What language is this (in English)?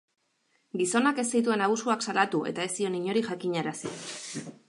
Basque